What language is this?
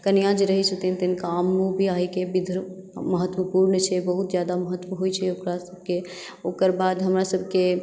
Maithili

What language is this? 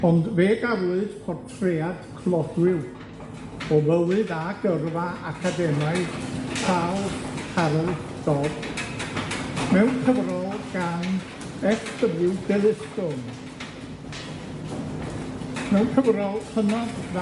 Welsh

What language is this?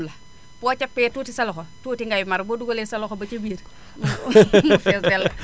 Wolof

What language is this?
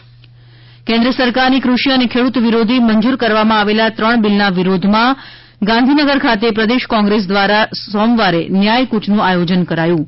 Gujarati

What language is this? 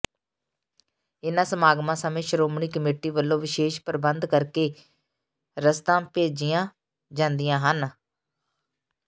Punjabi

